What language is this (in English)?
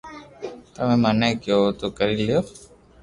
Loarki